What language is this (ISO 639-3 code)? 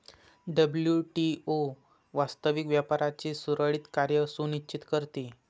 mar